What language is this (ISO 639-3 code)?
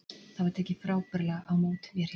isl